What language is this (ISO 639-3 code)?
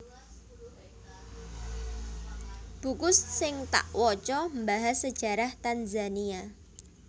jav